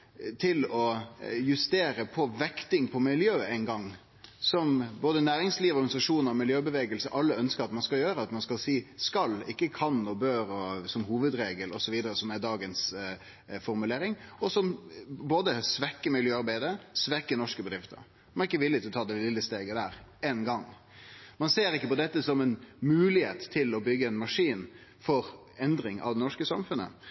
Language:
Norwegian Nynorsk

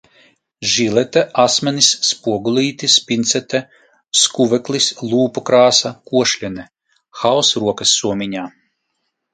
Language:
Latvian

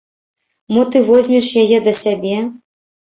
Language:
Belarusian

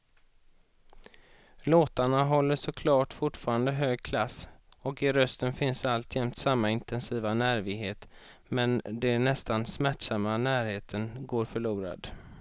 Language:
Swedish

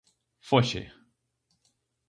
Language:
Galician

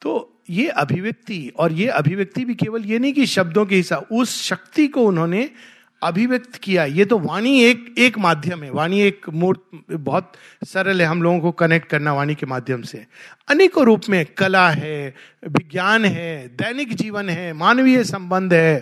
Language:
Hindi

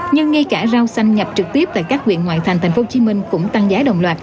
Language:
Vietnamese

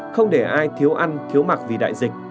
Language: Vietnamese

